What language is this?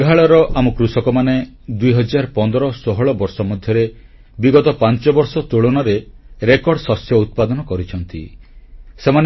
Odia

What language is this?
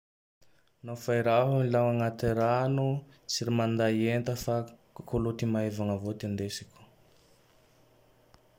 Tandroy-Mahafaly Malagasy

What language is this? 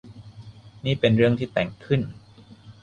Thai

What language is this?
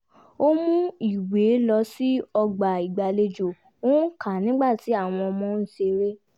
Yoruba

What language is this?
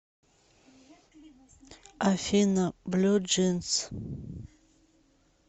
Russian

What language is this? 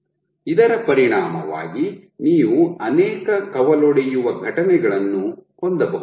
Kannada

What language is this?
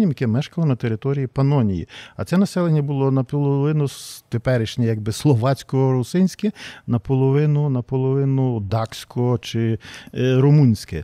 Ukrainian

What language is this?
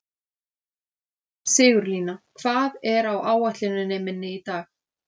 Icelandic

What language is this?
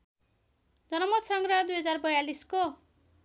Nepali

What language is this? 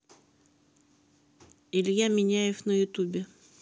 Russian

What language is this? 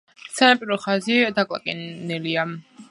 Georgian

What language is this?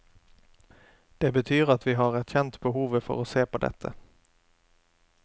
Norwegian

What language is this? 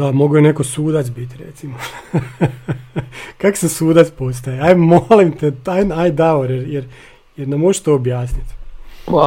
Croatian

